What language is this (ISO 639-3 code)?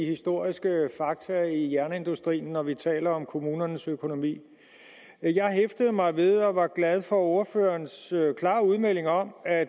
dan